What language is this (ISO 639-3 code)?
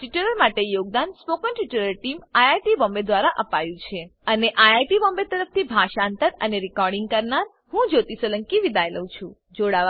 guj